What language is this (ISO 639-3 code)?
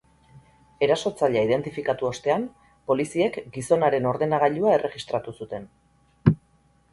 eus